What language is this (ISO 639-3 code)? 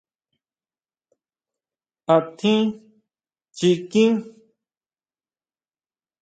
mau